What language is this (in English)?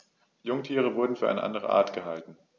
German